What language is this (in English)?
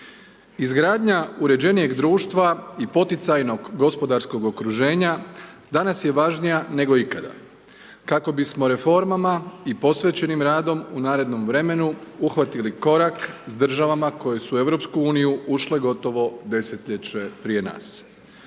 Croatian